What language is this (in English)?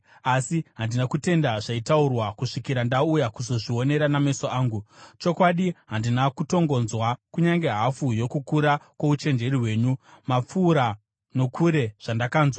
Shona